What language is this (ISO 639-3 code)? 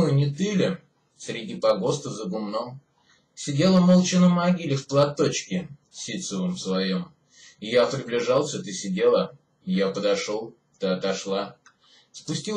rus